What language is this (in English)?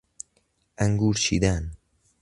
Persian